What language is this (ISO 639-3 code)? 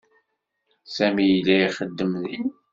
kab